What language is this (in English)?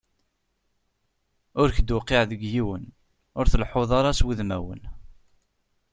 Kabyle